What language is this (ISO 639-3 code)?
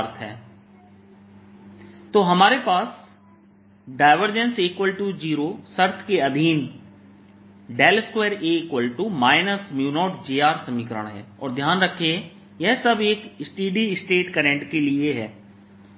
hin